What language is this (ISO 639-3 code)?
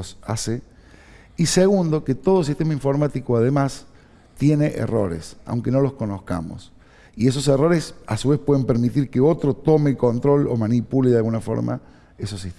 spa